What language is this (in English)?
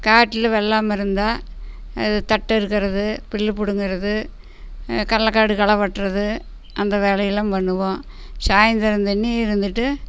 Tamil